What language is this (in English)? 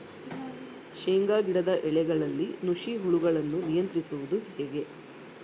Kannada